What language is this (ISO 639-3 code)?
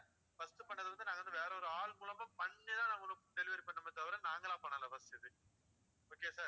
tam